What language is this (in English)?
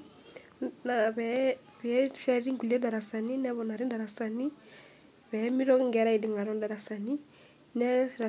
Masai